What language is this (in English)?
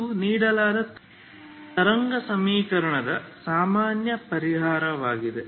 Kannada